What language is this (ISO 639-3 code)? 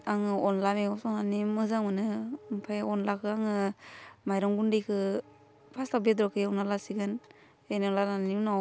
brx